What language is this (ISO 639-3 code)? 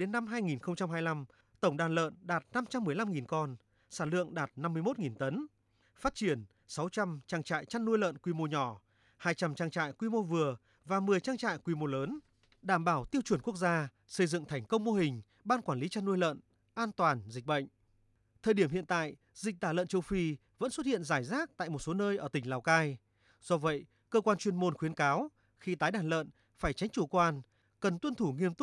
vie